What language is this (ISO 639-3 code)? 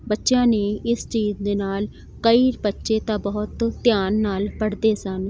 pan